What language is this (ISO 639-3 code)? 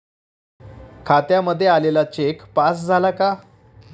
mar